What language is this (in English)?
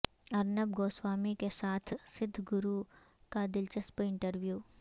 Urdu